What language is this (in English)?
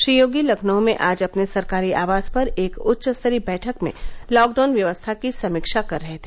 Hindi